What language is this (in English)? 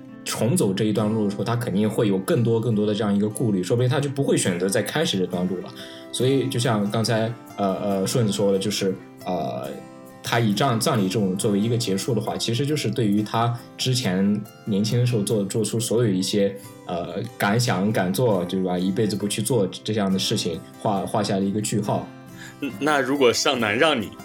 Chinese